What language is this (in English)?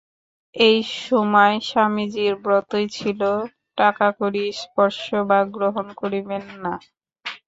Bangla